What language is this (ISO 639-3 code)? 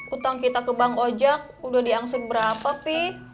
ind